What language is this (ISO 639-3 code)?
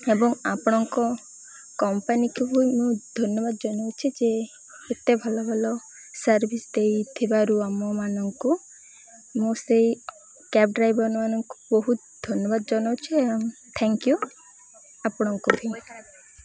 ori